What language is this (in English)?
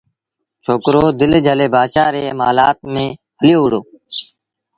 Sindhi Bhil